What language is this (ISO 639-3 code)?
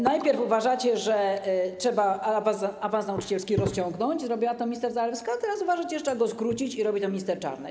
pol